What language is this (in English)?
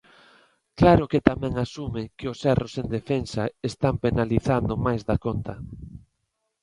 Galician